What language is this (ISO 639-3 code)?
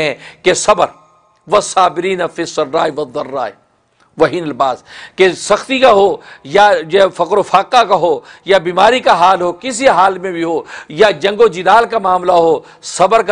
hin